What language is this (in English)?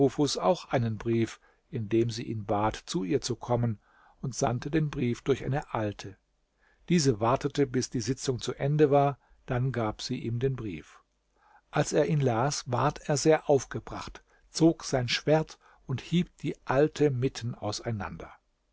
German